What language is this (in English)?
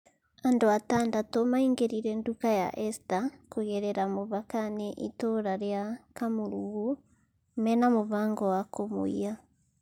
Kikuyu